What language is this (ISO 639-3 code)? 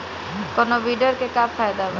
bho